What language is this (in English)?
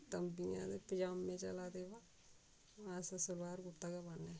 Dogri